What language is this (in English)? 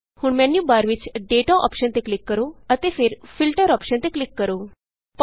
Punjabi